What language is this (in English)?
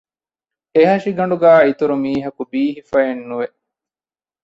Divehi